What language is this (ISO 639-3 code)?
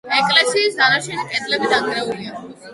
kat